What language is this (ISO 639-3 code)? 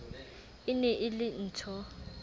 sot